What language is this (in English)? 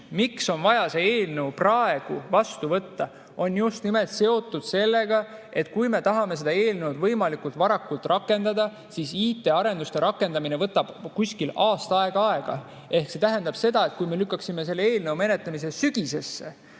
Estonian